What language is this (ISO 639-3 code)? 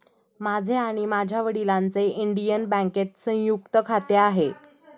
mar